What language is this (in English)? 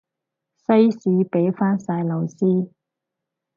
Cantonese